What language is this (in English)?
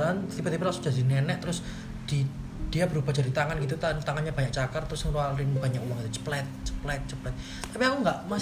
Indonesian